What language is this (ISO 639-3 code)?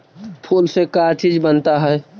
mag